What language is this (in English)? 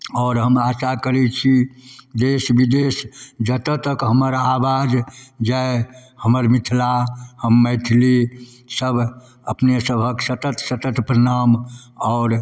Maithili